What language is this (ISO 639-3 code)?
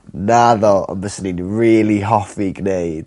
cym